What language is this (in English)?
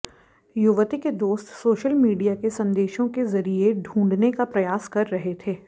Hindi